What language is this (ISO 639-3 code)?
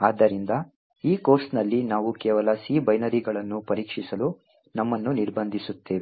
kan